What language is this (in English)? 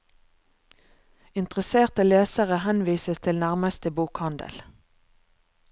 Norwegian